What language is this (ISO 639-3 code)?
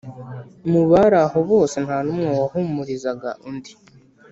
kin